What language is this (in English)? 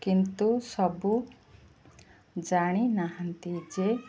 Odia